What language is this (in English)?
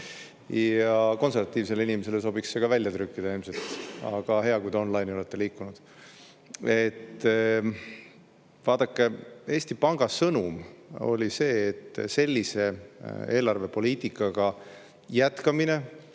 Estonian